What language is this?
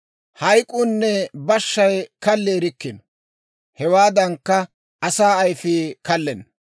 Dawro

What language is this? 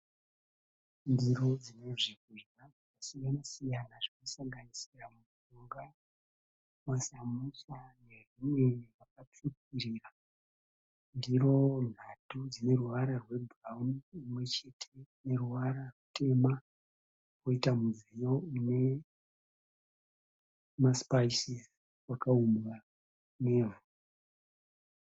Shona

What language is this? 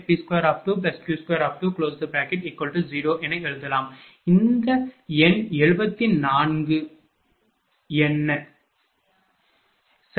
Tamil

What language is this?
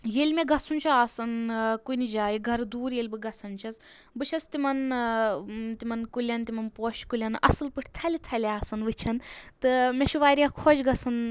Kashmiri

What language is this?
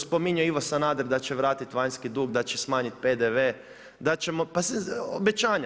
Croatian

